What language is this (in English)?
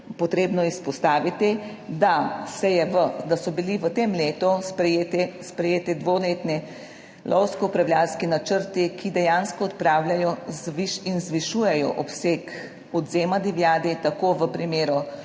Slovenian